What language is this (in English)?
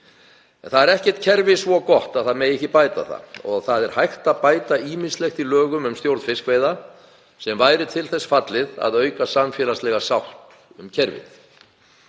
Icelandic